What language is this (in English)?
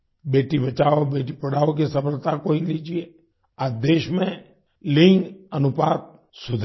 Hindi